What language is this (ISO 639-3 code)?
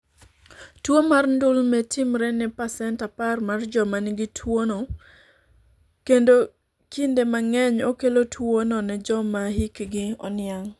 luo